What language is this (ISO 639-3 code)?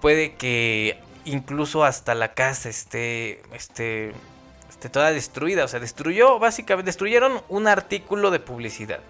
spa